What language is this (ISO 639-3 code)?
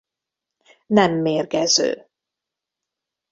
hun